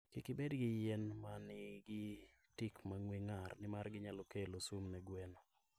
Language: Luo (Kenya and Tanzania)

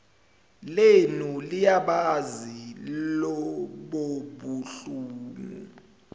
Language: Zulu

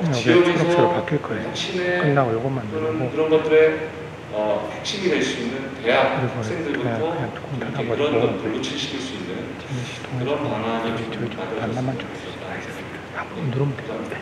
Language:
Korean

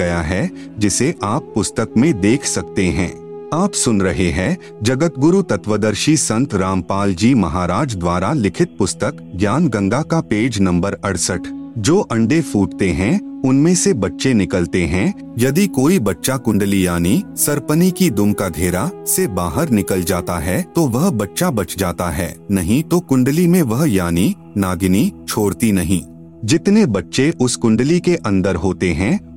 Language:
Hindi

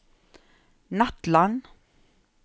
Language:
Norwegian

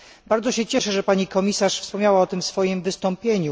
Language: Polish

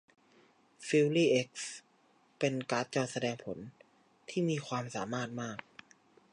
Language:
Thai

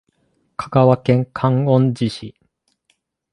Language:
Japanese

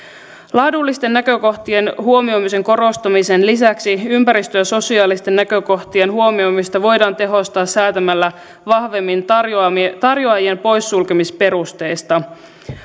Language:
Finnish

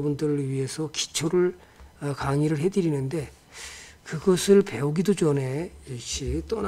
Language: Korean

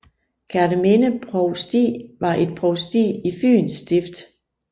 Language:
Danish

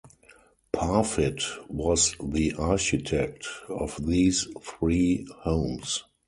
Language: English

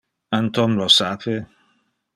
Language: Interlingua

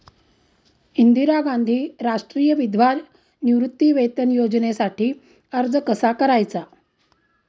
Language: Marathi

